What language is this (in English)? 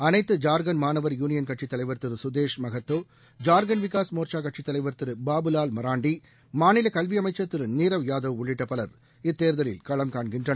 Tamil